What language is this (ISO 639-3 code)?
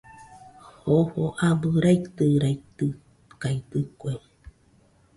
hux